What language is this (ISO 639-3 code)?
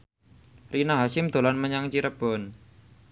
jav